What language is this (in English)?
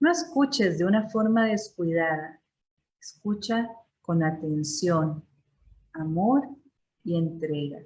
Spanish